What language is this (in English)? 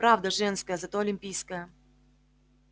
Russian